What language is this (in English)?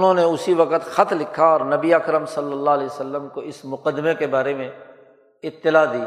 Urdu